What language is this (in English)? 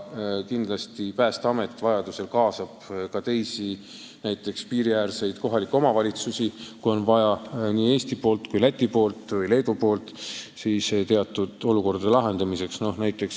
Estonian